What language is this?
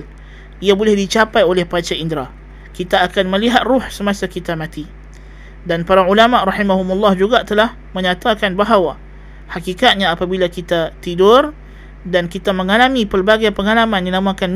Malay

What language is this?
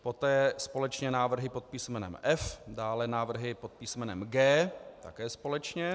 Czech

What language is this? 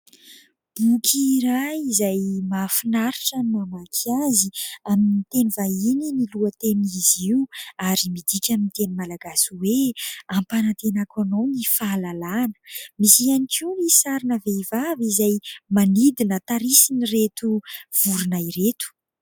Malagasy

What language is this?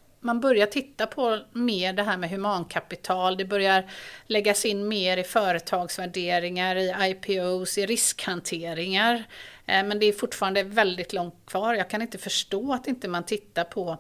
Swedish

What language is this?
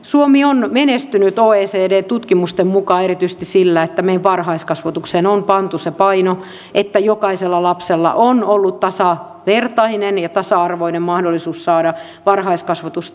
Finnish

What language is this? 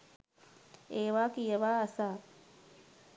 Sinhala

